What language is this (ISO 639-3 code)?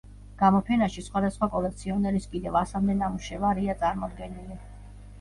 kat